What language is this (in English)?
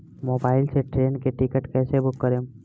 Bhojpuri